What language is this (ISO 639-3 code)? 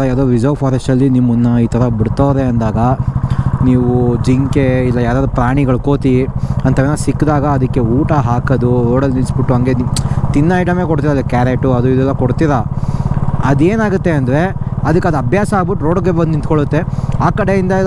kan